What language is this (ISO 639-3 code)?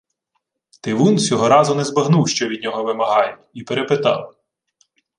ukr